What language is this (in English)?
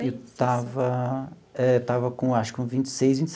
Portuguese